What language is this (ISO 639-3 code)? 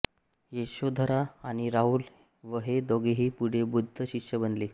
mar